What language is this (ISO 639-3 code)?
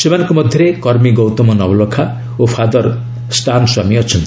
ori